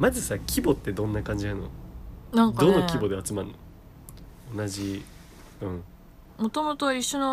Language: Japanese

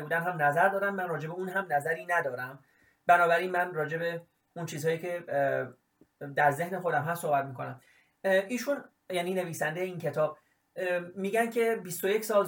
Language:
Persian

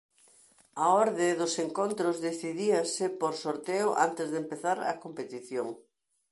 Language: Galician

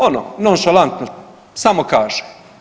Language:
Croatian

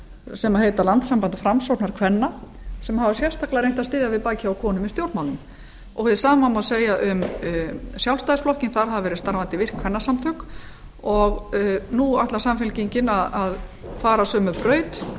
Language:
Icelandic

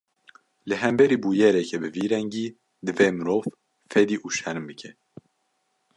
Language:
Kurdish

